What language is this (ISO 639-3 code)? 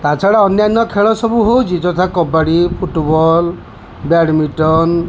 ori